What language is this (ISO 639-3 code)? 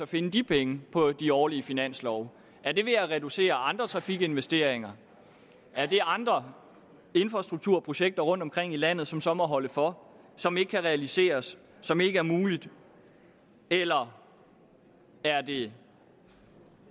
dan